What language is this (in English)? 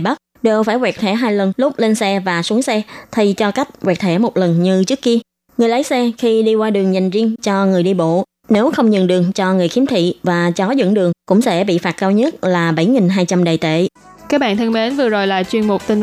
Vietnamese